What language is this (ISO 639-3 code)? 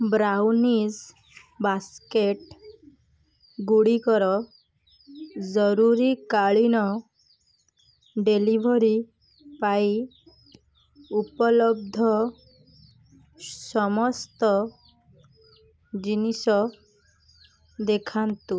ori